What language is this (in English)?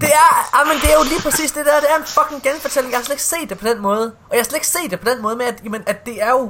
Danish